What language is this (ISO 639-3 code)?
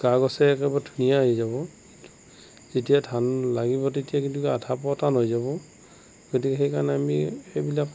asm